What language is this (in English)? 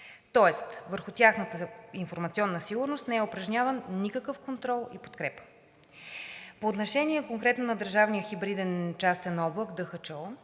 Bulgarian